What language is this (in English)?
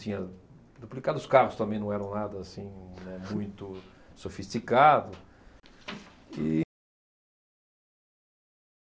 Portuguese